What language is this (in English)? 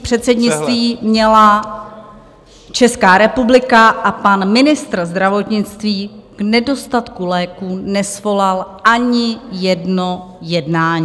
Czech